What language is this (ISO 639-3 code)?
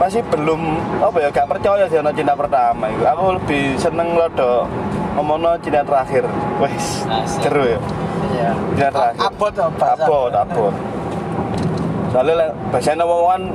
ind